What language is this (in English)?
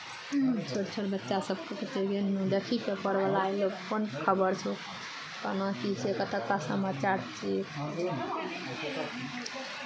Maithili